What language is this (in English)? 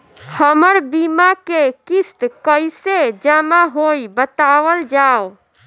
Bhojpuri